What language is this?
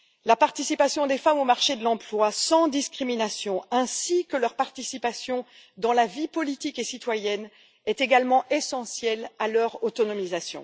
French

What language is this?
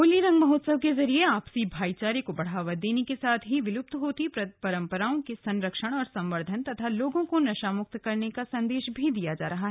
Hindi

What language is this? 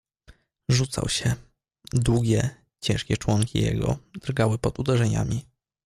Polish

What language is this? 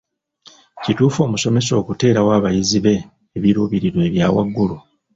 Ganda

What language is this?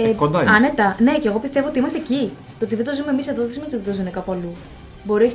Greek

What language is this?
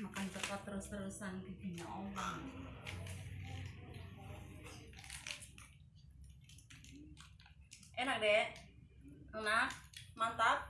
Indonesian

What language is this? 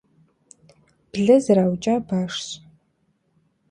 Kabardian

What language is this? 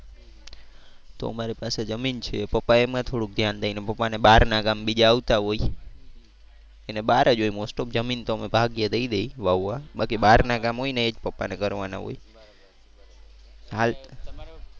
Gujarati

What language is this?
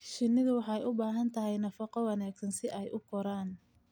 Somali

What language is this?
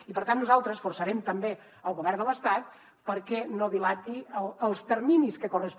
Catalan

